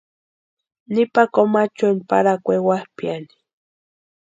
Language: Western Highland Purepecha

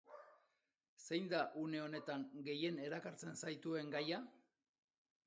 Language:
Basque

